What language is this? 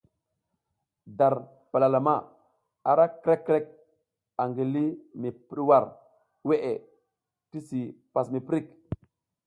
South Giziga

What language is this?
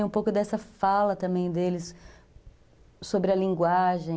Portuguese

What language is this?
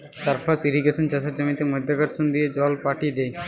Bangla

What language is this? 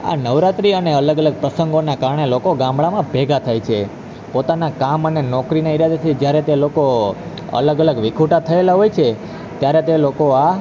Gujarati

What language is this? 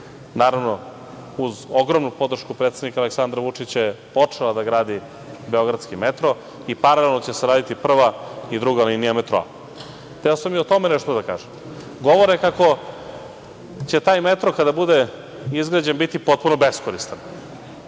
Serbian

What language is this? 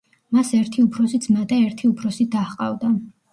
Georgian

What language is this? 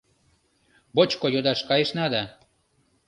Mari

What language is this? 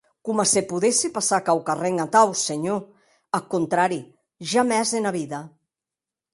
Occitan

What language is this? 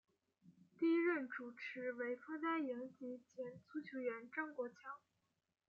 Chinese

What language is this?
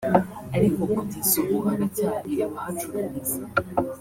Kinyarwanda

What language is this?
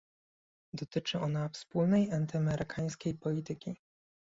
Polish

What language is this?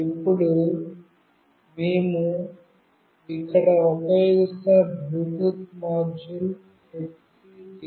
Telugu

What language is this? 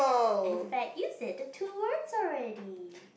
English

